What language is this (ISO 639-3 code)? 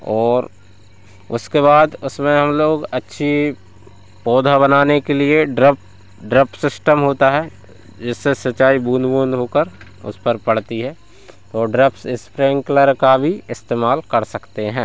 hin